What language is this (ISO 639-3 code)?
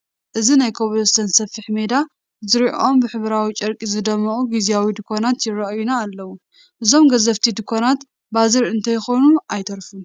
tir